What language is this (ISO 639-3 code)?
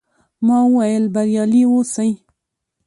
pus